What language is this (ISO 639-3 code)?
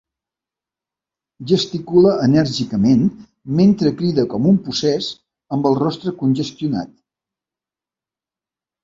cat